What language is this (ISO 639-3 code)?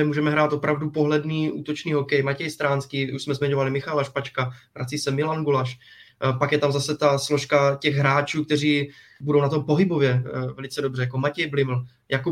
ces